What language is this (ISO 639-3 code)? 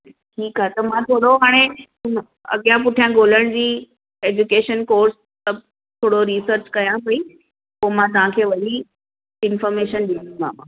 snd